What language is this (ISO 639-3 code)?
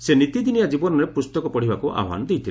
ori